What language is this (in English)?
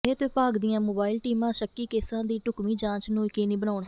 Punjabi